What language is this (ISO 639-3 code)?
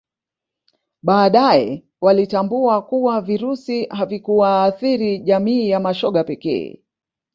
swa